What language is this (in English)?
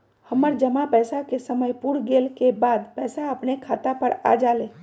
Magahi